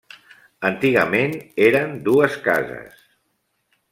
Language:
Catalan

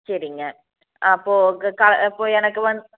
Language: Tamil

